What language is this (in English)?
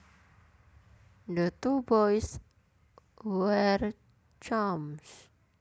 Javanese